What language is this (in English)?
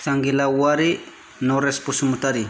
Bodo